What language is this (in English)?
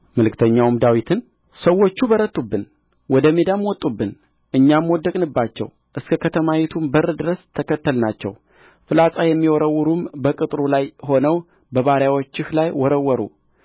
Amharic